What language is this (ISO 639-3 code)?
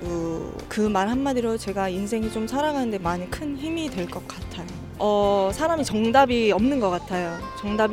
kor